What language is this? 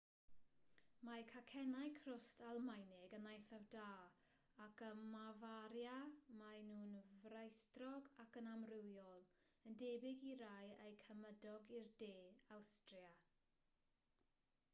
Welsh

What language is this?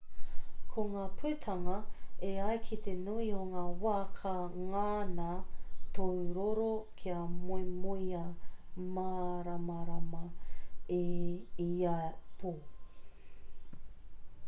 Māori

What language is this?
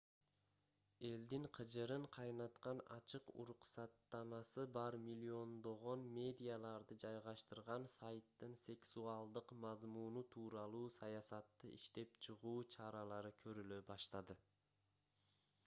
Kyrgyz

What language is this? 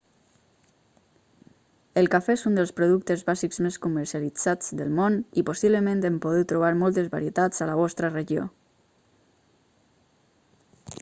Catalan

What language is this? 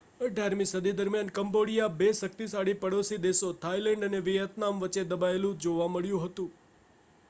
Gujarati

